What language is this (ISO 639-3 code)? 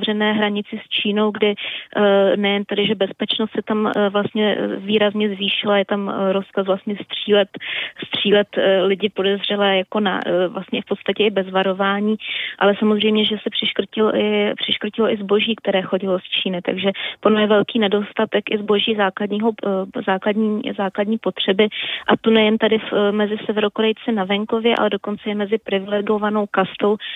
ces